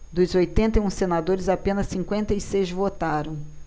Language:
Portuguese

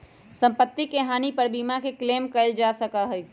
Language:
Magahi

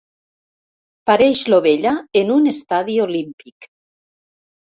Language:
Catalan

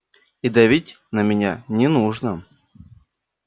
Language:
Russian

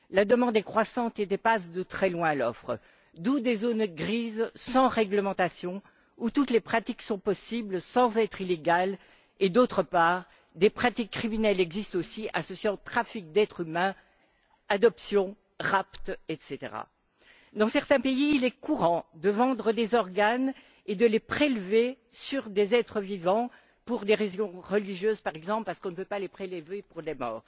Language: French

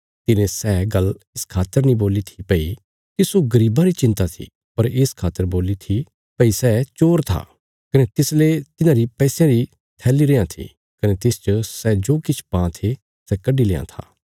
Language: Bilaspuri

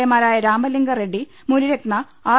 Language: Malayalam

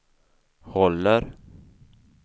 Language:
Swedish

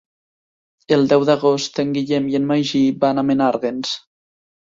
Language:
Catalan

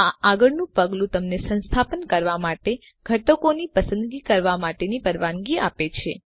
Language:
Gujarati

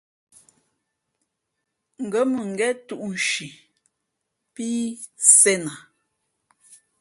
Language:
Fe'fe'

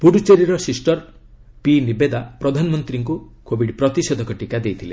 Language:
Odia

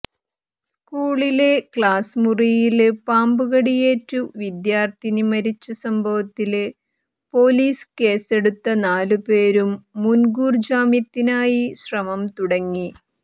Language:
Malayalam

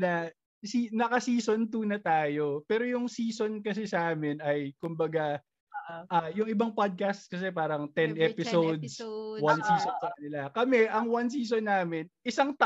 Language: Filipino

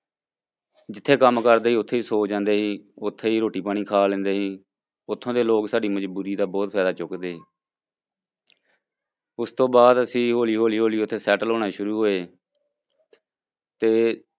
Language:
Punjabi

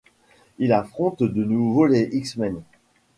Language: French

